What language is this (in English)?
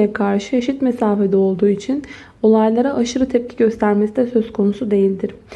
Turkish